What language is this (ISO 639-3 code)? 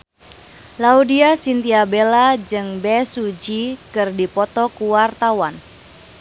sun